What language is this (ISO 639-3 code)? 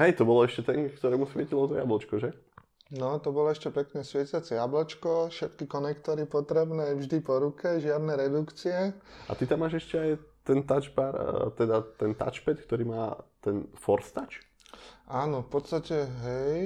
ces